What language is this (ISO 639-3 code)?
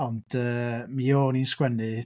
cym